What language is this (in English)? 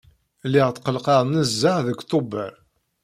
Kabyle